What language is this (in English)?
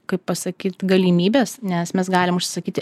Lithuanian